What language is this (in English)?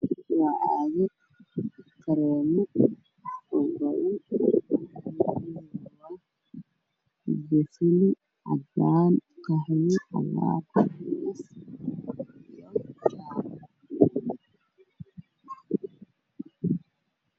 Somali